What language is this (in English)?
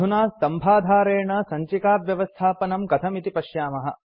Sanskrit